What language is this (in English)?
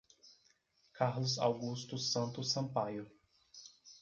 Portuguese